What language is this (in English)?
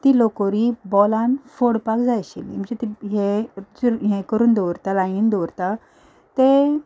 Konkani